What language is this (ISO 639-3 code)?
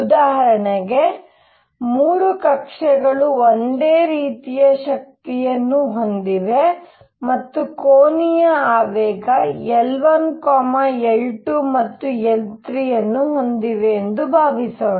kan